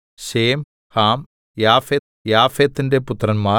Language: Malayalam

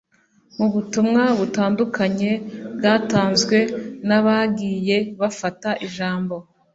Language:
Kinyarwanda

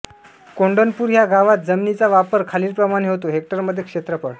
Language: Marathi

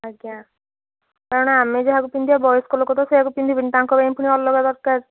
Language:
Odia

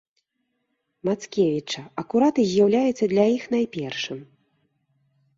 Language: Belarusian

